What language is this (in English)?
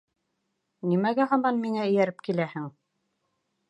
Bashkir